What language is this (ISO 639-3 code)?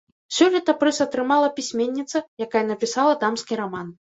bel